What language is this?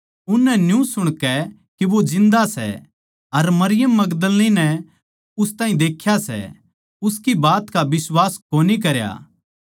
Haryanvi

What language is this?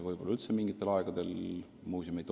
Estonian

